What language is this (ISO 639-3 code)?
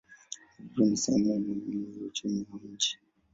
swa